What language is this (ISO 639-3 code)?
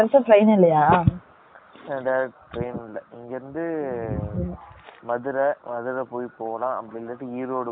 tam